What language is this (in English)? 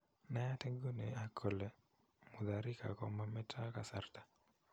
Kalenjin